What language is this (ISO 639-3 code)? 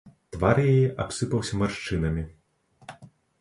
bel